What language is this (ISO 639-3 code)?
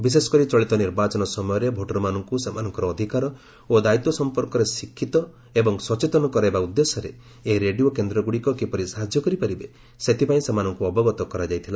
ori